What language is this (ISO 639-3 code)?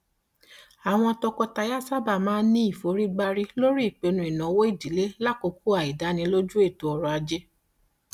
yor